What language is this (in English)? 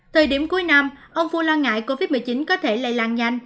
Vietnamese